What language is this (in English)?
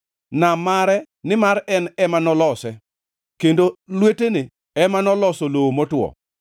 Luo (Kenya and Tanzania)